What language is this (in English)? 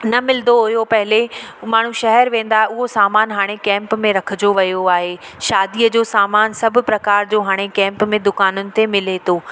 Sindhi